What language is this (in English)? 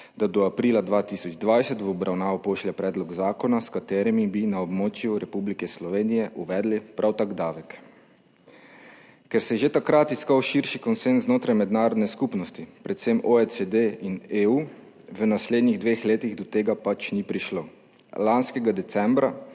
Slovenian